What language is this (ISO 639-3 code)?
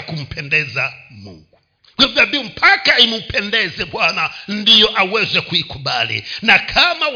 swa